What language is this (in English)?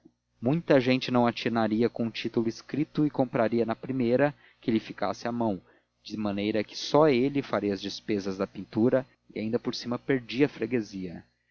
Portuguese